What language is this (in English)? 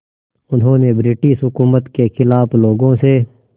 Hindi